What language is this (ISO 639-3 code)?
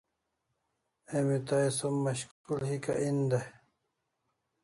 kls